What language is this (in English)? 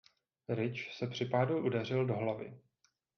Czech